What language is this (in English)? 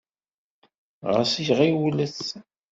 Kabyle